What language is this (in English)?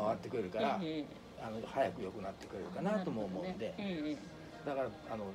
Japanese